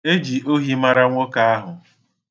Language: Igbo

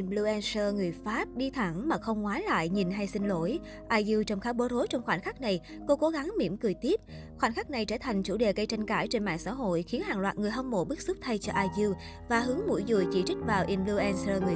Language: Vietnamese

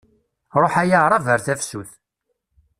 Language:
Kabyle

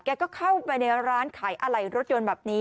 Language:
Thai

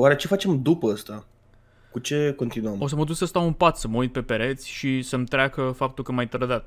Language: Romanian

